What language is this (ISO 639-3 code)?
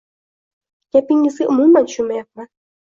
uzb